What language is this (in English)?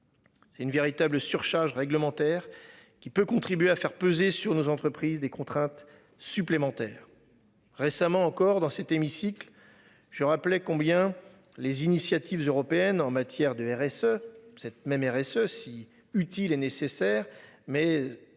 French